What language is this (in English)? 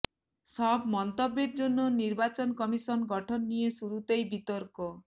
Bangla